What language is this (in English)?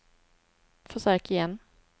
Swedish